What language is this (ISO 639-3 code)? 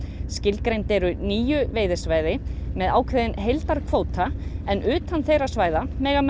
isl